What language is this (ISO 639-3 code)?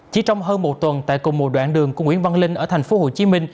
vie